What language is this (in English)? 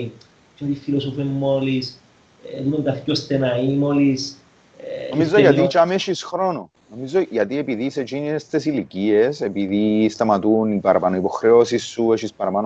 Greek